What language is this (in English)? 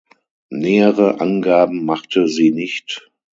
German